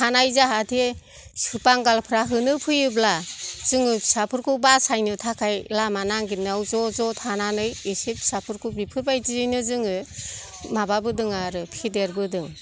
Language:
Bodo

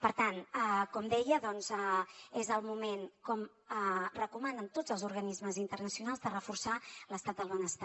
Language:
Catalan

